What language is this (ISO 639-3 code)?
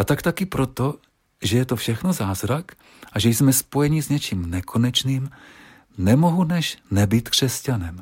ces